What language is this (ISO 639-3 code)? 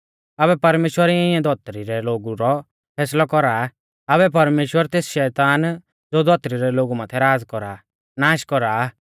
bfz